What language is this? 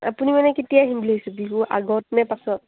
Assamese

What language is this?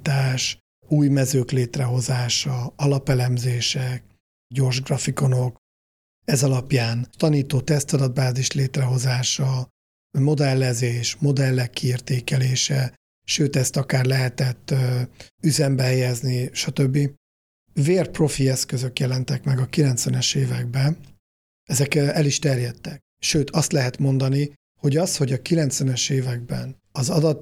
Hungarian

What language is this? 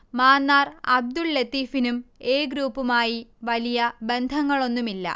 Malayalam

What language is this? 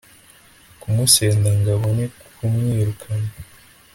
Kinyarwanda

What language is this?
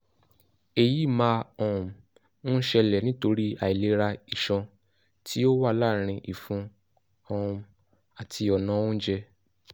Yoruba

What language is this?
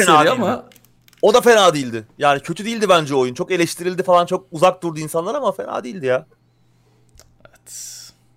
Turkish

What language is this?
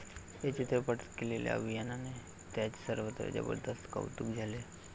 Marathi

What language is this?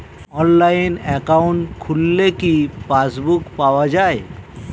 Bangla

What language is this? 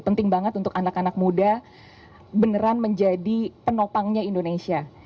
Indonesian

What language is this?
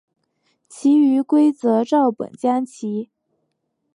Chinese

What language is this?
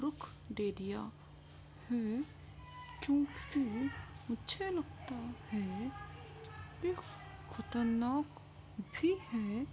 Urdu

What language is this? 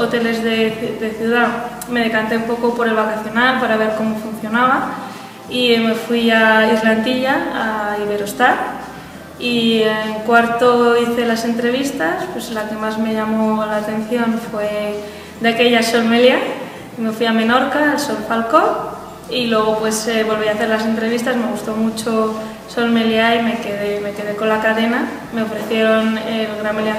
Spanish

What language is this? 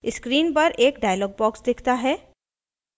Hindi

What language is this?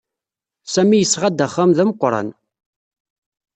Kabyle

